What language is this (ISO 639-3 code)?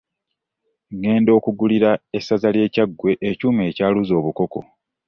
lug